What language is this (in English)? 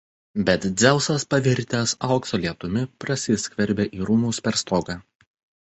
Lithuanian